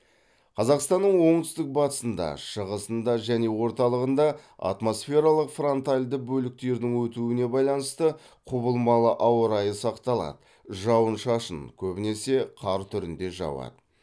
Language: Kazakh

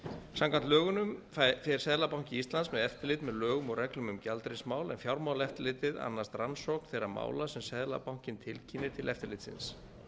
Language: Icelandic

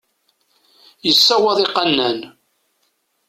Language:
Kabyle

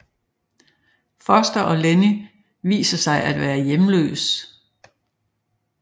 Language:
Danish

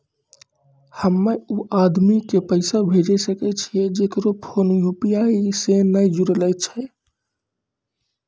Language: Maithili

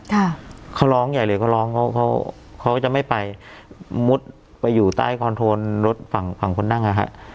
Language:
Thai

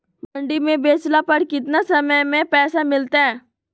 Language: Magahi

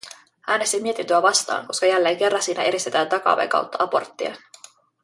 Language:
Finnish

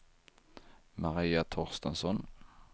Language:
Swedish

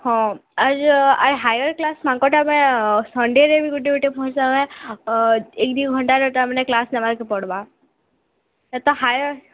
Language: Odia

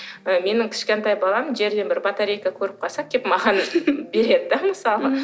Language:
Kazakh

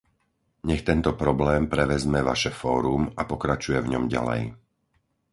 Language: Slovak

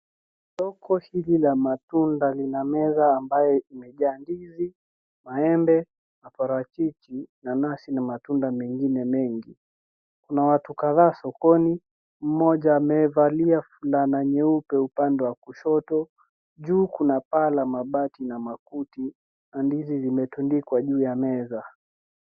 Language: Swahili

